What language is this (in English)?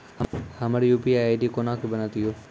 Maithili